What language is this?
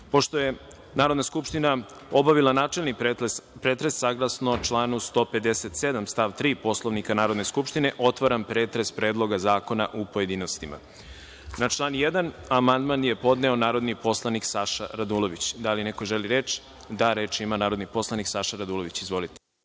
Serbian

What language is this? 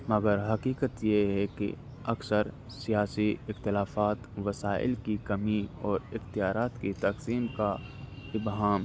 Urdu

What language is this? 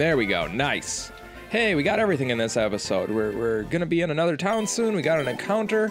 English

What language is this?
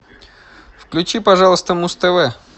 Russian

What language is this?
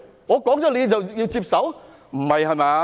Cantonese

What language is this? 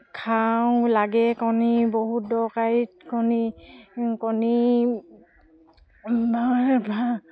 Assamese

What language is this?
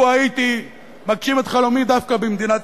Hebrew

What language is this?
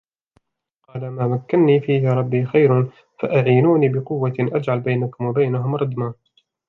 Arabic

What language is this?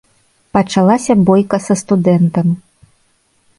Belarusian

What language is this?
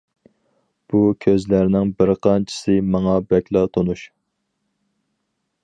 Uyghur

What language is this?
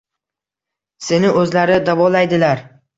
Uzbek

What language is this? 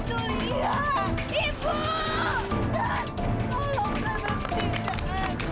Indonesian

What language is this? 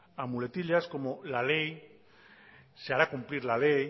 Spanish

